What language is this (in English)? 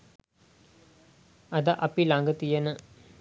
Sinhala